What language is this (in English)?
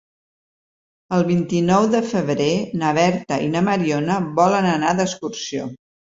Catalan